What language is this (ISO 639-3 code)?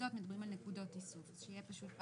heb